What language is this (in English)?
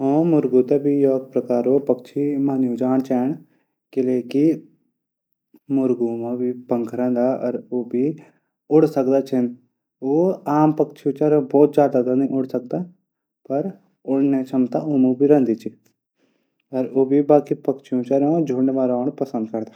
Garhwali